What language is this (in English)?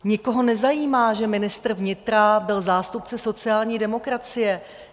Czech